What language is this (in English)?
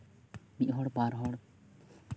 Santali